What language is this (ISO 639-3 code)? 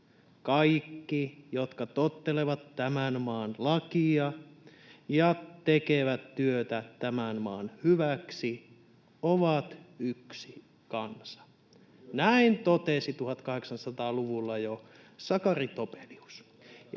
fin